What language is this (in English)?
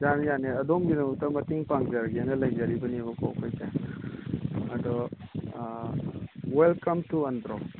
Manipuri